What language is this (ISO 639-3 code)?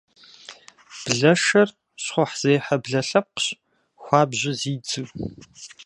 kbd